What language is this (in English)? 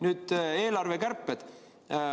Estonian